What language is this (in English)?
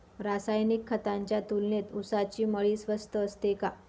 Marathi